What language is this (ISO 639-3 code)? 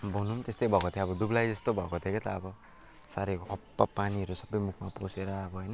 nep